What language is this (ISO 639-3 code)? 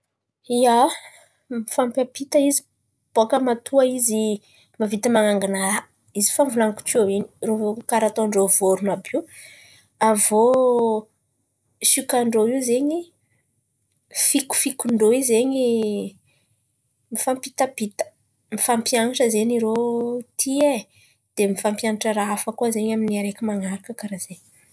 xmv